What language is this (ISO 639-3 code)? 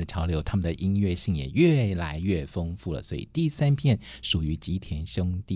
zho